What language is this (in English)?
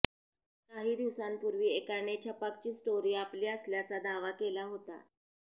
Marathi